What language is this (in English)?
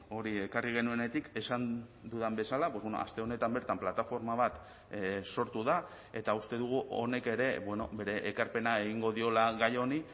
Basque